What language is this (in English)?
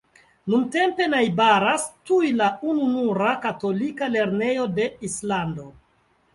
Esperanto